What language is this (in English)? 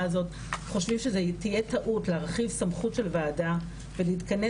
Hebrew